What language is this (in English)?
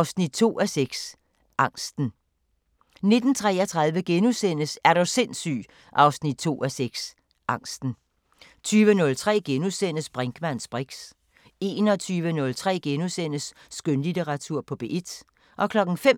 Danish